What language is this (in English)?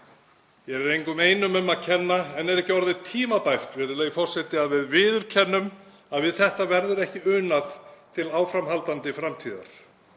Icelandic